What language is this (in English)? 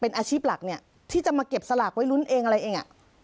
Thai